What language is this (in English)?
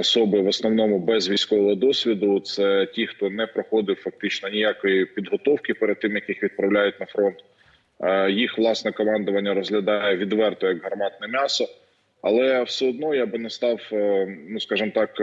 Ukrainian